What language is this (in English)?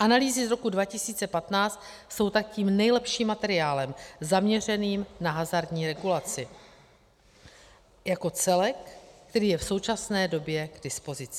Czech